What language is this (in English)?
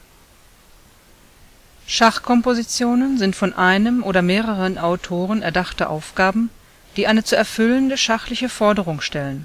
German